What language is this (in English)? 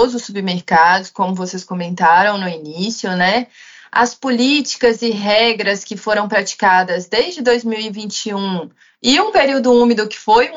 Portuguese